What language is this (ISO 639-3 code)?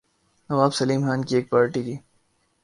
urd